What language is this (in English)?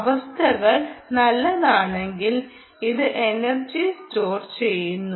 Malayalam